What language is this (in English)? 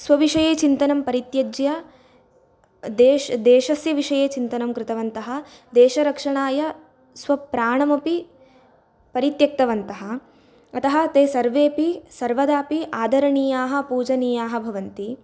Sanskrit